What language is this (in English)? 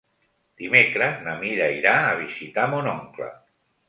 Catalan